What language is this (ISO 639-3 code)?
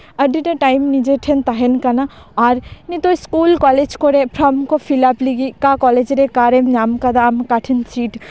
sat